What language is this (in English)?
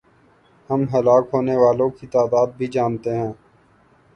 Urdu